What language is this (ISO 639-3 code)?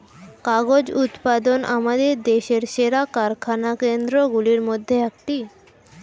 ben